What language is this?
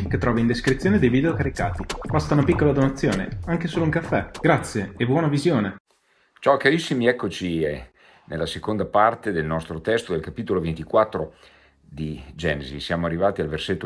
Italian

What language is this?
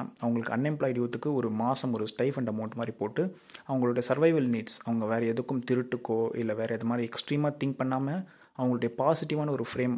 Tamil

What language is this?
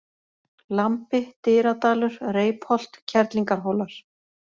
Icelandic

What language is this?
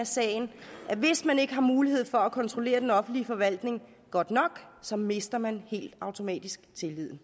Danish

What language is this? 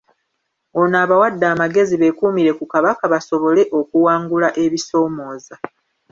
Ganda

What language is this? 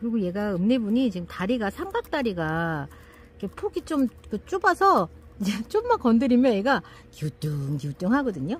Korean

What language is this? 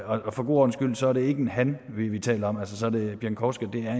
Danish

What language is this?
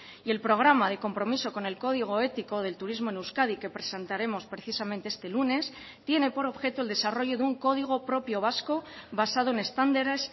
Spanish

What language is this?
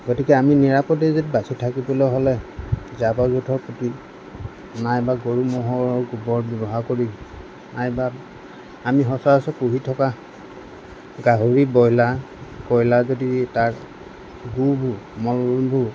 Assamese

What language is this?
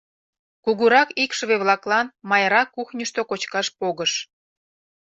Mari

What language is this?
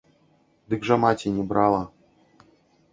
Belarusian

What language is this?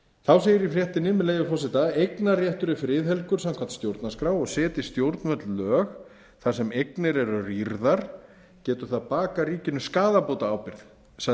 Icelandic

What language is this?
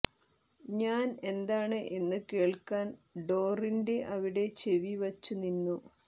Malayalam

